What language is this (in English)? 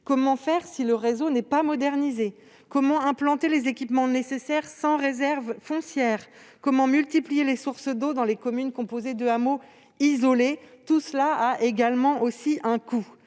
French